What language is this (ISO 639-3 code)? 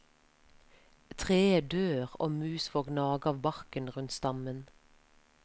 nor